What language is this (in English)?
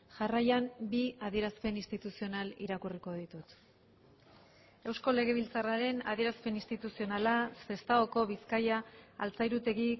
Basque